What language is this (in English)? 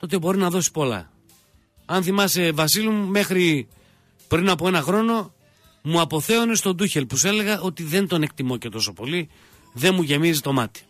Greek